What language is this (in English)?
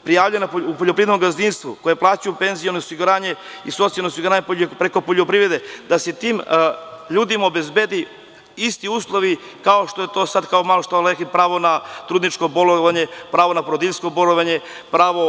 Serbian